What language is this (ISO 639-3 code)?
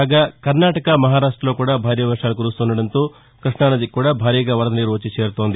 tel